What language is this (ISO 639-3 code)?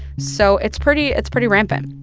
eng